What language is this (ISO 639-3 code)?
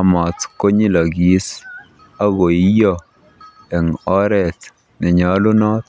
kln